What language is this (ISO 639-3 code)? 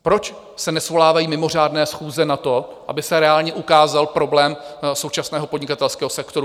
ces